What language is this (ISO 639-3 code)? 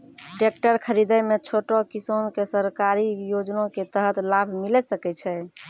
mai